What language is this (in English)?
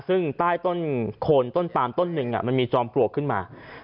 Thai